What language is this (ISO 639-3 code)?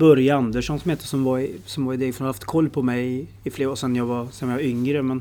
swe